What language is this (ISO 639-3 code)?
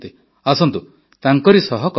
ori